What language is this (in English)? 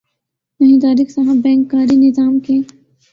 Urdu